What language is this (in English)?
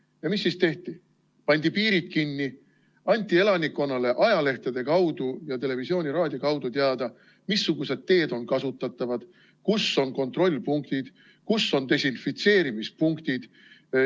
Estonian